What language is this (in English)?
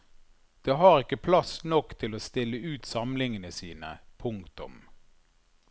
Norwegian